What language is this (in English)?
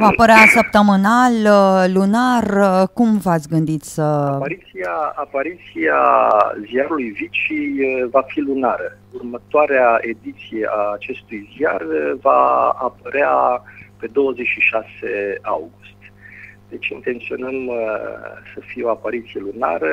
Romanian